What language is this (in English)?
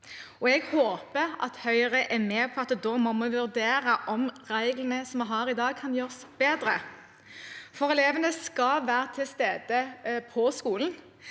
Norwegian